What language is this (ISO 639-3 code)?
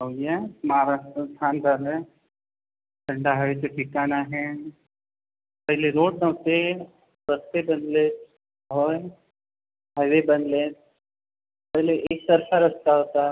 mar